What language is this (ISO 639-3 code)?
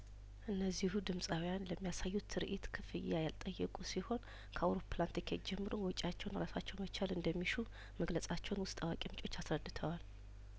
amh